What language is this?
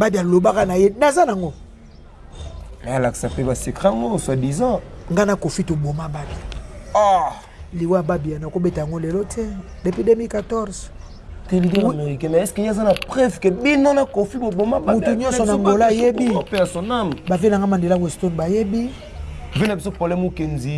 French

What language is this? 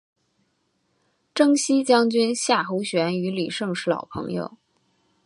Chinese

